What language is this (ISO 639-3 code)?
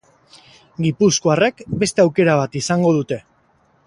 eus